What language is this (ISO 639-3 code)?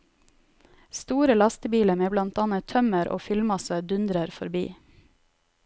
nor